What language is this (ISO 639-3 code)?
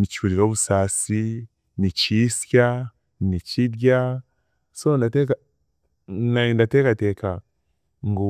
cgg